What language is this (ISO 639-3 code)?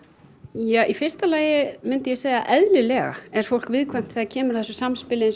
isl